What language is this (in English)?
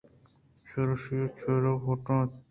Eastern Balochi